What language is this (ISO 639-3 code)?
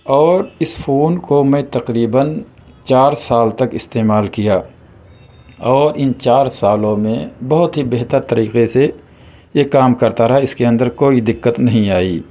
urd